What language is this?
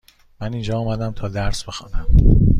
Persian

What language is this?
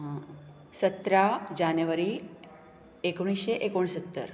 Konkani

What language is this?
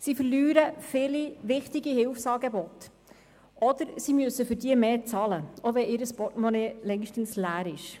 Swiss German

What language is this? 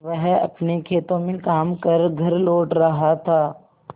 Hindi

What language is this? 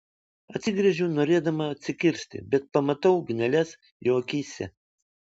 Lithuanian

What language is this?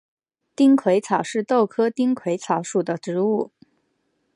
Chinese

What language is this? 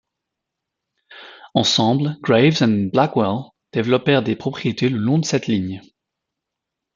French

